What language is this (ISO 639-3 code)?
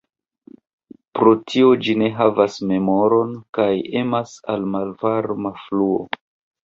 epo